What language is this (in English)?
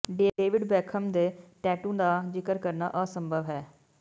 Punjabi